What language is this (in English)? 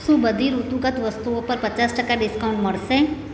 Gujarati